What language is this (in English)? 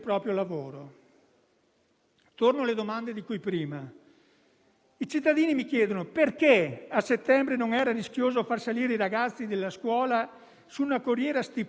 Italian